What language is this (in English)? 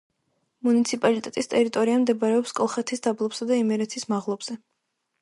Georgian